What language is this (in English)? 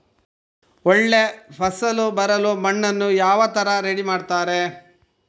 Kannada